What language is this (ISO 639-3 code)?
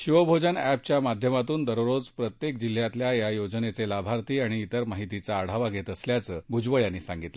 mar